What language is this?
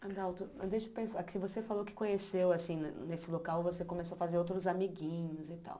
Portuguese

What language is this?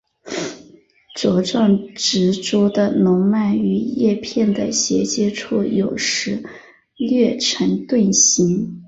Chinese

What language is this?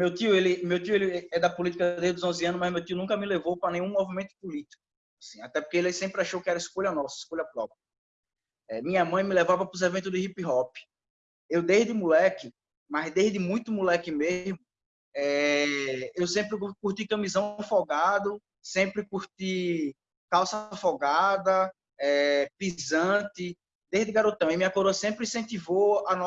Portuguese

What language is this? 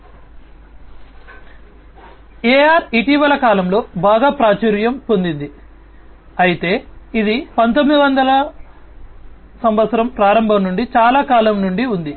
Telugu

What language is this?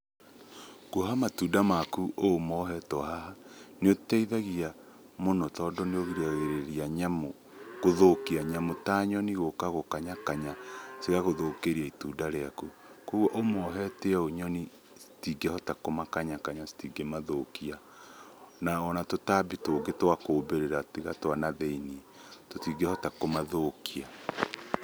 Kikuyu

